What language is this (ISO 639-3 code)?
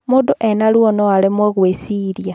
kik